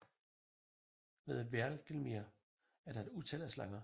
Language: Danish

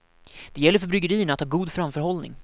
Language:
Swedish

